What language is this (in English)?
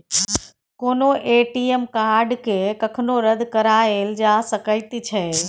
Maithili